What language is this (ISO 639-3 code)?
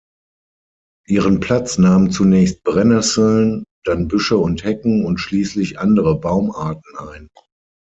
deu